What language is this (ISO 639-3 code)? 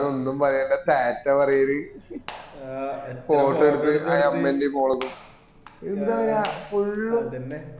mal